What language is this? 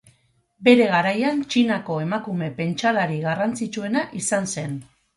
Basque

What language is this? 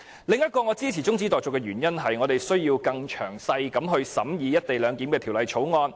Cantonese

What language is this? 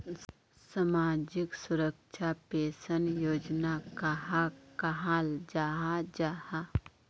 Magahi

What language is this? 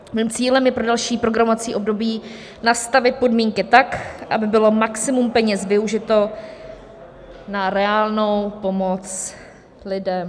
Czech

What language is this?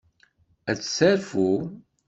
Kabyle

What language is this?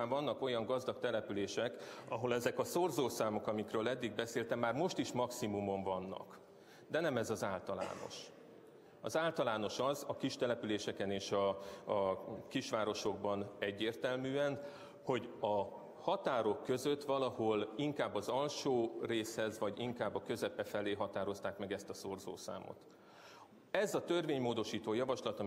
Hungarian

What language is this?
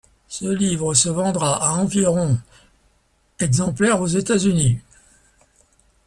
French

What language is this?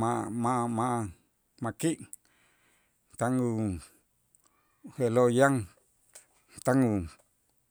Itzá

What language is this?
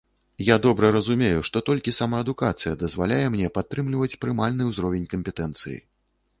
Belarusian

